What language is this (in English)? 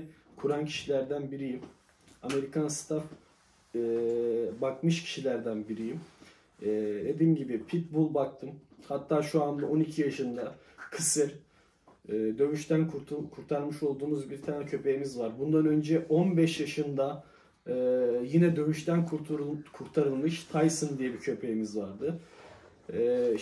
Turkish